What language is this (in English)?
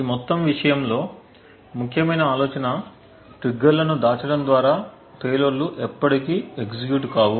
Telugu